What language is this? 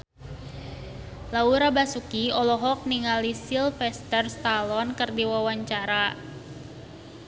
Sundanese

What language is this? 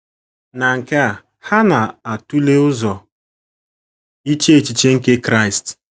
Igbo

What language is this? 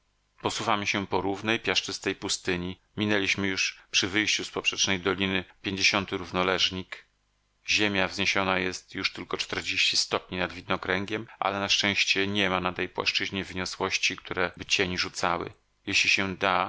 Polish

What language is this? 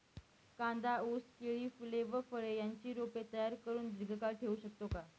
Marathi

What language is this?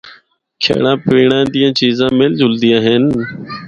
Northern Hindko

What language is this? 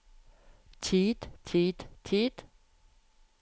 Norwegian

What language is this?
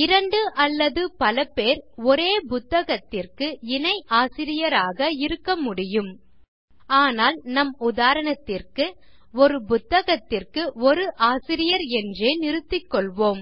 Tamil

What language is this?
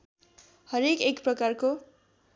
Nepali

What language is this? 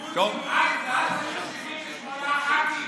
Hebrew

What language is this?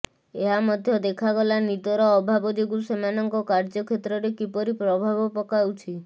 Odia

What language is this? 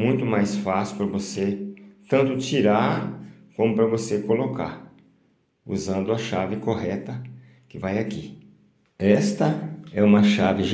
Portuguese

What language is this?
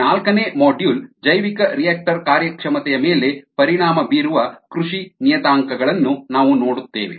Kannada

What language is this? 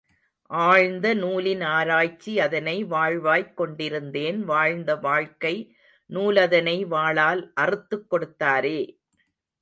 Tamil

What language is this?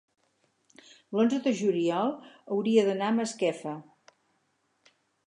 Catalan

